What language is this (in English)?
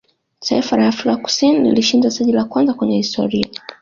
Swahili